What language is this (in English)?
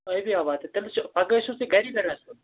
Kashmiri